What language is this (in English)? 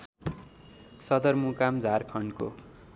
Nepali